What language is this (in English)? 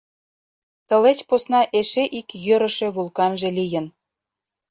Mari